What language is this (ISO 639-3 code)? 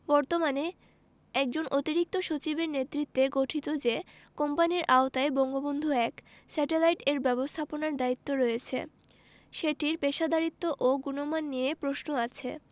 ben